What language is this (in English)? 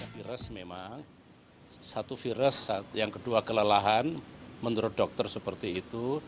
Indonesian